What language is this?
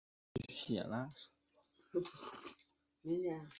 Chinese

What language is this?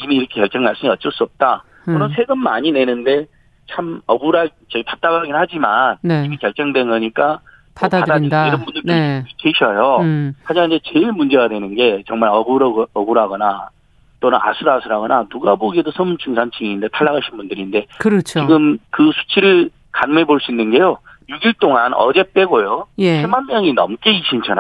Korean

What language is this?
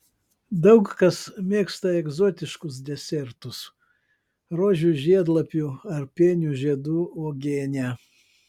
Lithuanian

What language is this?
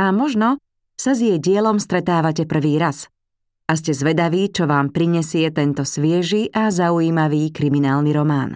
Slovak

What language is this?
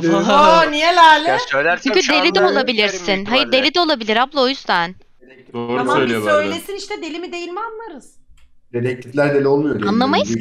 Turkish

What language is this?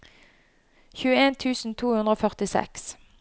Norwegian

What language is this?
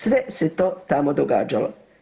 Croatian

